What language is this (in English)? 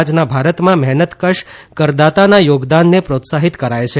Gujarati